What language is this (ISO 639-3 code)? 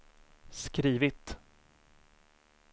swe